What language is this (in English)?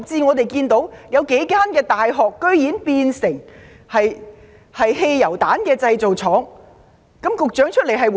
Cantonese